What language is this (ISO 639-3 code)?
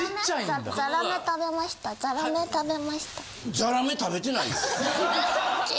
jpn